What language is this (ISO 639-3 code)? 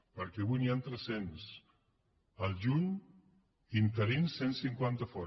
cat